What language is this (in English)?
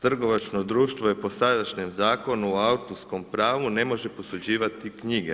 Croatian